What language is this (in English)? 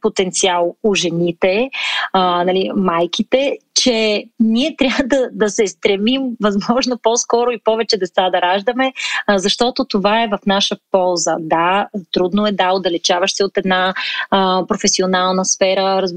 Bulgarian